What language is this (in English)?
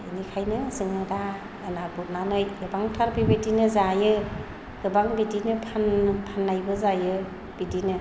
Bodo